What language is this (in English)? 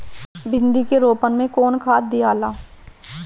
Bhojpuri